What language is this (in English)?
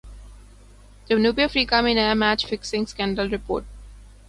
Urdu